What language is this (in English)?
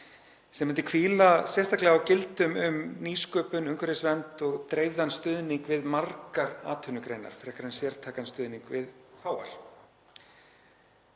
Icelandic